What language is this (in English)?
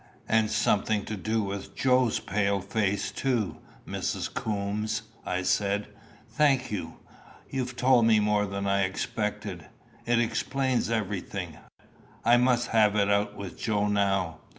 English